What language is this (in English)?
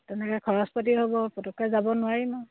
Assamese